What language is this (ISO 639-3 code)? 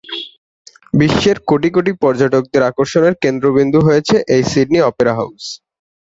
ben